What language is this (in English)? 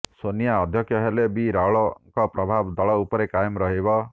Odia